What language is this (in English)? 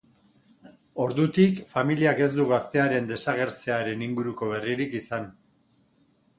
Basque